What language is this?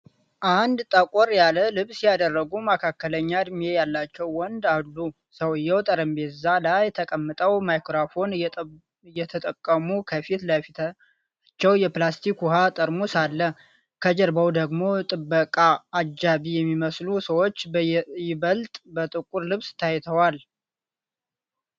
Amharic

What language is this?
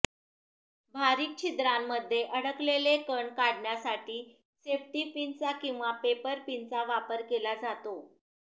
Marathi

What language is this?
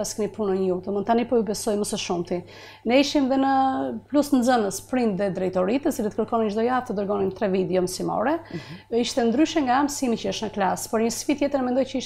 Romanian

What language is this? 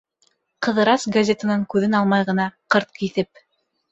Bashkir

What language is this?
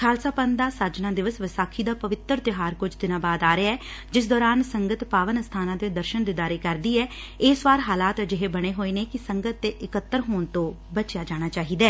Punjabi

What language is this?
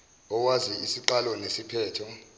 Zulu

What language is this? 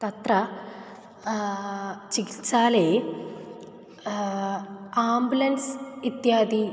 Sanskrit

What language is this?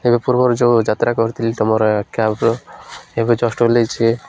Odia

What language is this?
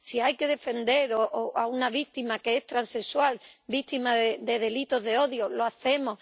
Spanish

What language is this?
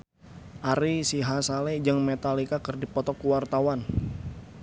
Sundanese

